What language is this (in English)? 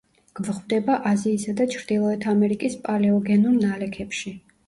Georgian